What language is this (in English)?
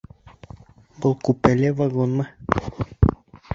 Bashkir